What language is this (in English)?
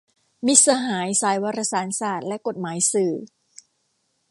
Thai